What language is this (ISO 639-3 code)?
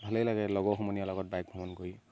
asm